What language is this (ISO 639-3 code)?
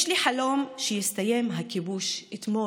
heb